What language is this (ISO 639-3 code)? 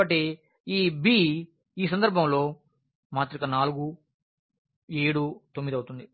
tel